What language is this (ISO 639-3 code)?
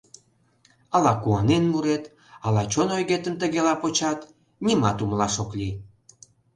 chm